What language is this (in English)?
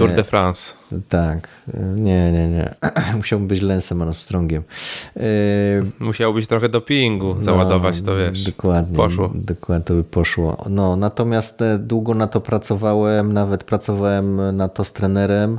Polish